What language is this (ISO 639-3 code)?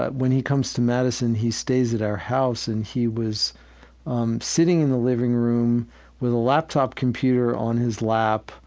eng